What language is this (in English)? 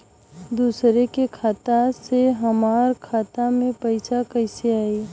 Bhojpuri